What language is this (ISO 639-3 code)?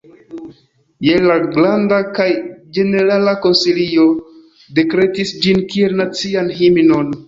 epo